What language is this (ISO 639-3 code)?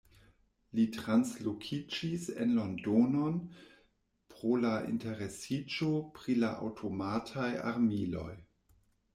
epo